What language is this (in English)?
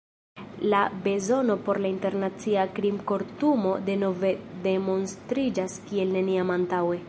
Esperanto